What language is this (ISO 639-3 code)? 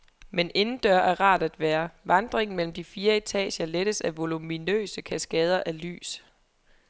dan